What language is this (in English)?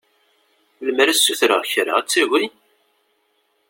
Kabyle